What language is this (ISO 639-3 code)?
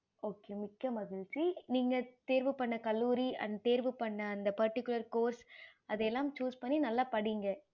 tam